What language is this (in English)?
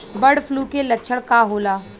Bhojpuri